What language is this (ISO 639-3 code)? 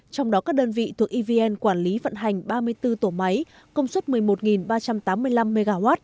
vie